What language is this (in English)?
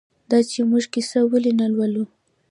Pashto